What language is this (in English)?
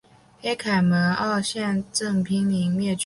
Chinese